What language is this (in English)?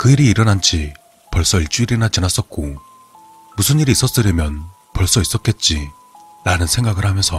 Korean